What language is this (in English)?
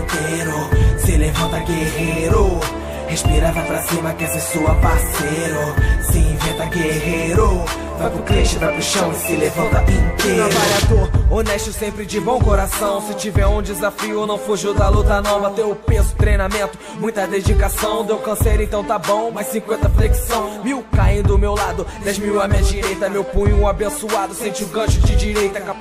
Portuguese